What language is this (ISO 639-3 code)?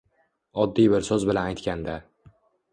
uzb